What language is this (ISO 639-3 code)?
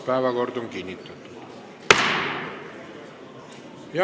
est